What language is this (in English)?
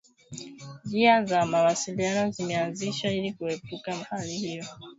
Swahili